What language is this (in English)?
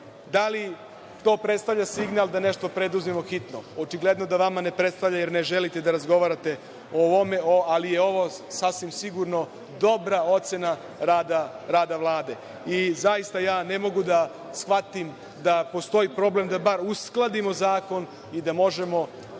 Serbian